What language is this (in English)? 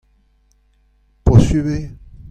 Breton